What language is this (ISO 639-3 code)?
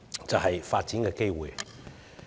yue